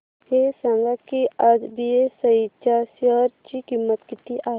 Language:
Marathi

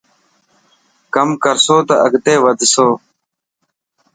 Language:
Dhatki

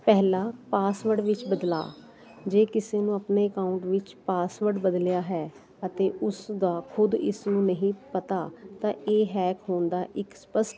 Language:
Punjabi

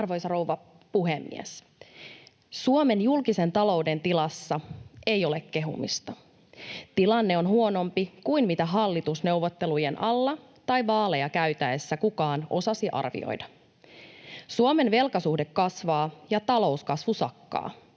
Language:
Finnish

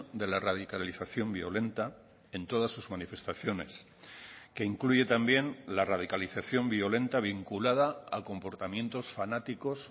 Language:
Spanish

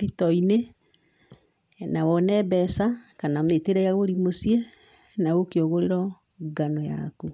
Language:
Kikuyu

